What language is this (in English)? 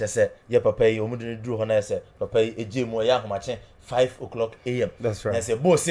English